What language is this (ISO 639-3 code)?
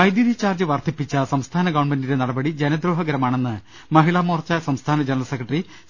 mal